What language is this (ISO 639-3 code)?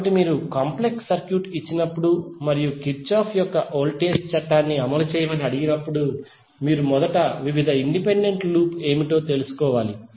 tel